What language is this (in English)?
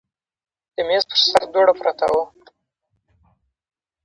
Pashto